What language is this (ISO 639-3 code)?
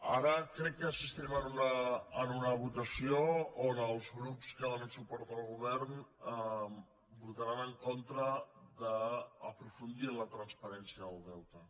cat